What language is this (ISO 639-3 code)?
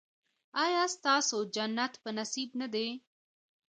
pus